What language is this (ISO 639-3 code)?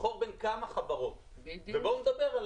heb